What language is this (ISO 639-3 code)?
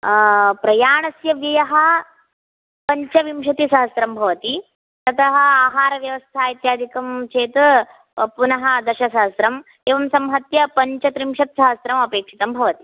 san